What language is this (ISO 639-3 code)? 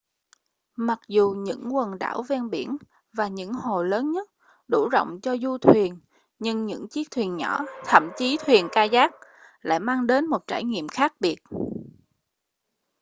vie